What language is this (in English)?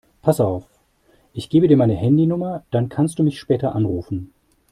German